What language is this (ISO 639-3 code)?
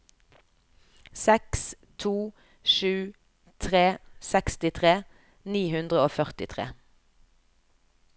nor